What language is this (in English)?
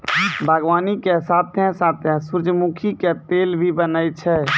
Maithili